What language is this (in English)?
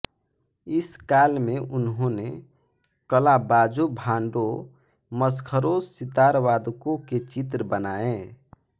Hindi